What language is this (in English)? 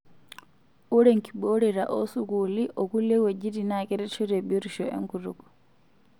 Masai